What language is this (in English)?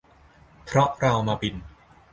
Thai